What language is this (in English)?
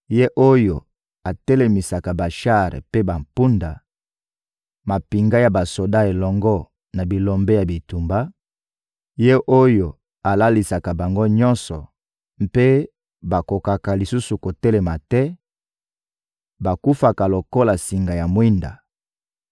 Lingala